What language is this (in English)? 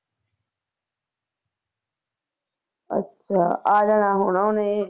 Punjabi